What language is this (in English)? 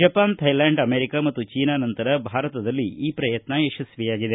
Kannada